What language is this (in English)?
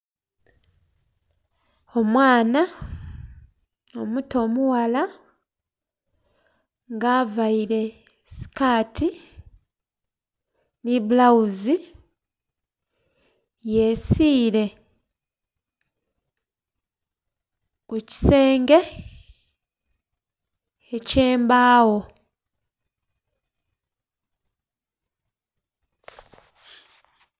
Soga